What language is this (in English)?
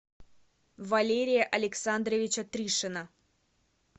Russian